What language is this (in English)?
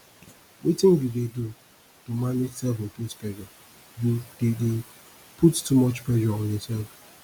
Nigerian Pidgin